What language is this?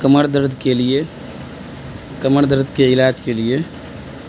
Urdu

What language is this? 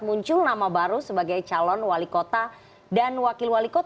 Indonesian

